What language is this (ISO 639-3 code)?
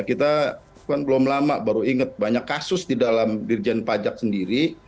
ind